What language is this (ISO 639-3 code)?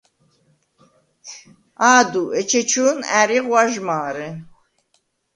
sva